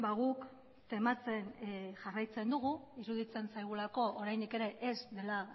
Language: Basque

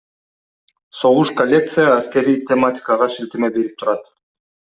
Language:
Kyrgyz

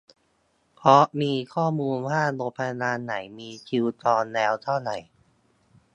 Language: Thai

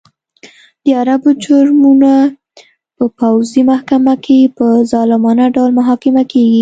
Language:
Pashto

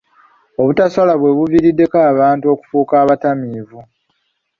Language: Ganda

